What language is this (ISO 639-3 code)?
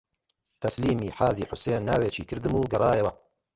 ckb